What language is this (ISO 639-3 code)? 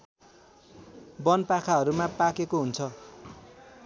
nep